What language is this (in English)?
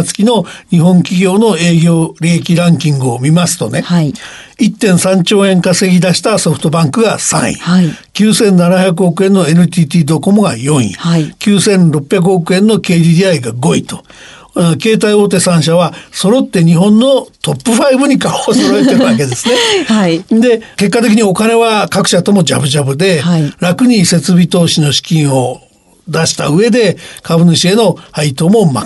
Japanese